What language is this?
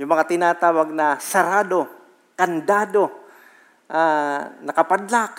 Filipino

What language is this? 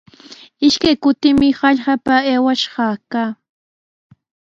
Sihuas Ancash Quechua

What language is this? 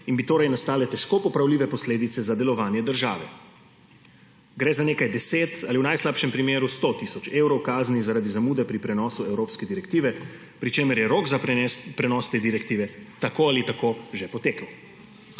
Slovenian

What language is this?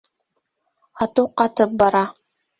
Bashkir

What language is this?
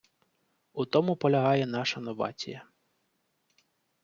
Ukrainian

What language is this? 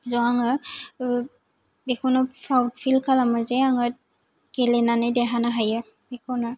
Bodo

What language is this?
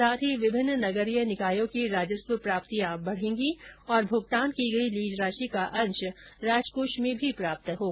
Hindi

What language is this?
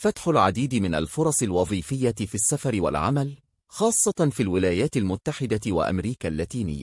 Arabic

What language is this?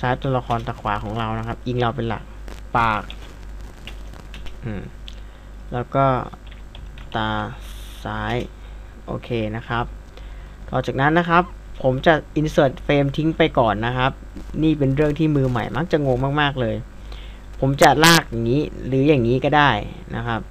Thai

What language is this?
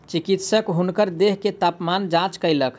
Maithili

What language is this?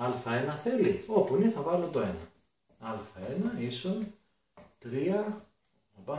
Greek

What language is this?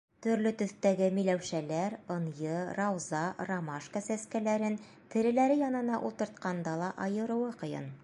Bashkir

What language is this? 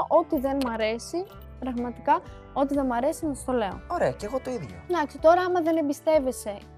Greek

